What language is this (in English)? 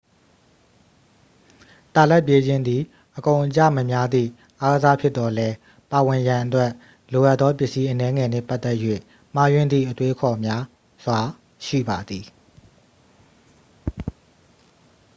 Burmese